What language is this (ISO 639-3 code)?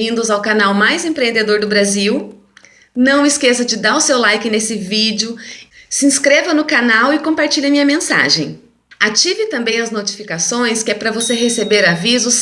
por